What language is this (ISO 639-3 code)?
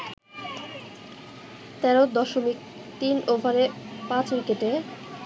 ben